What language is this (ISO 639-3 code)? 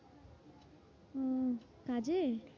ben